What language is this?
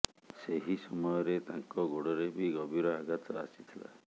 Odia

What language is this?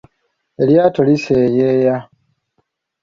Ganda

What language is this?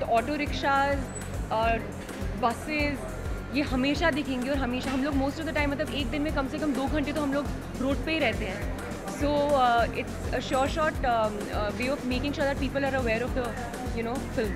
English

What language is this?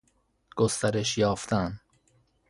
Persian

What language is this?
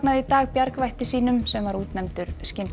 Icelandic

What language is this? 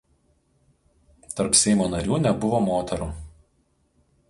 Lithuanian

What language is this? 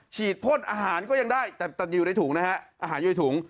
Thai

